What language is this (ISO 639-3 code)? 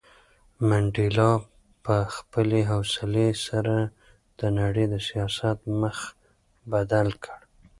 pus